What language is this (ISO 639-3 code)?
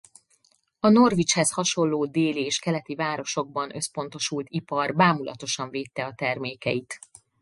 hun